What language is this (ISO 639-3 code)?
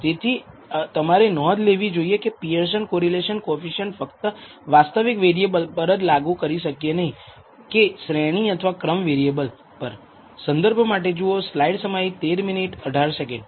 guj